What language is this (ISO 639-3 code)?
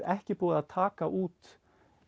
isl